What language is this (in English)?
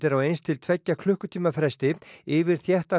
Icelandic